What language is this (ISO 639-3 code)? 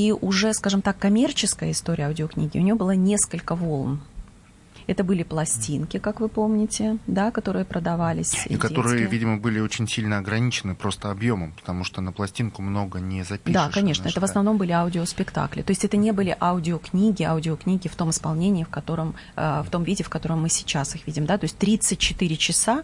rus